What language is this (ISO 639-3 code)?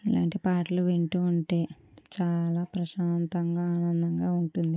tel